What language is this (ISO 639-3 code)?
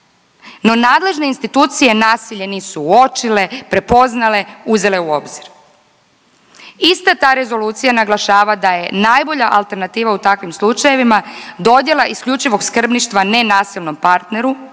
hrv